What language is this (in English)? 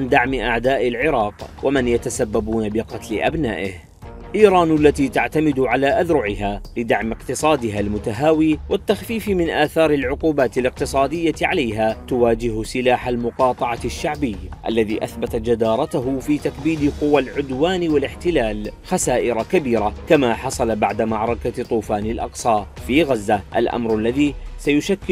Arabic